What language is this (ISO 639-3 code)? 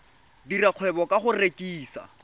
tsn